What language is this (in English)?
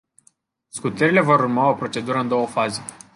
Romanian